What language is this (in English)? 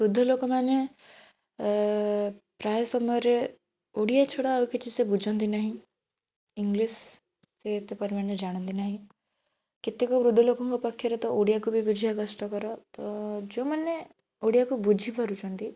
Odia